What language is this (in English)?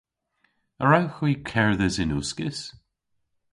Cornish